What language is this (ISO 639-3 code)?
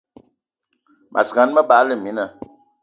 eto